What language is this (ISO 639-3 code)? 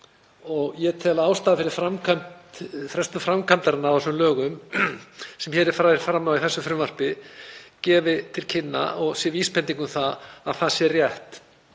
isl